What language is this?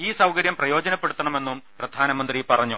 Malayalam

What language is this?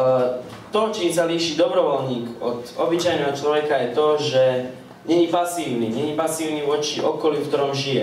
Slovak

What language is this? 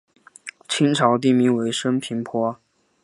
Chinese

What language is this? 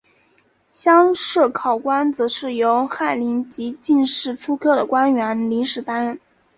Chinese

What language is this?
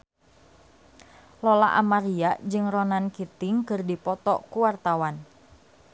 Sundanese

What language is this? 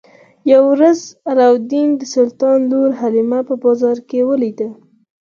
Pashto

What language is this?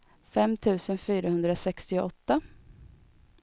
Swedish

